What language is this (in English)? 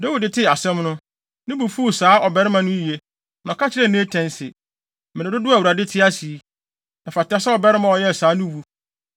Akan